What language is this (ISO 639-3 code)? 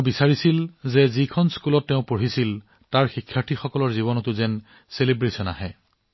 asm